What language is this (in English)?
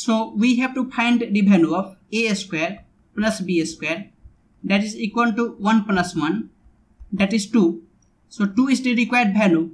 English